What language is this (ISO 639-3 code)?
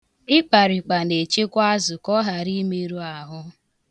ibo